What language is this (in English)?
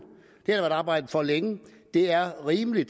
Danish